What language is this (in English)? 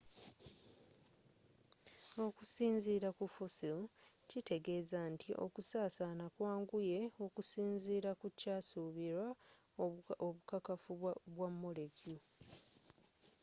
Ganda